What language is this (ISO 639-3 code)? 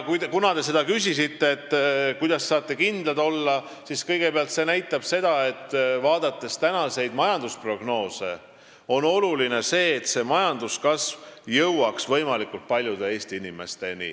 est